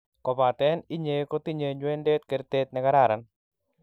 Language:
Kalenjin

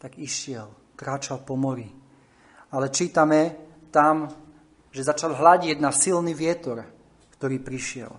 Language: Slovak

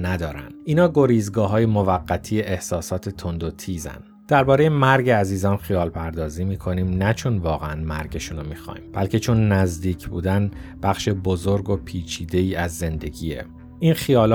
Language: Persian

